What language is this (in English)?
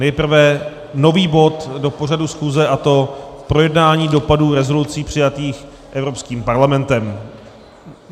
Czech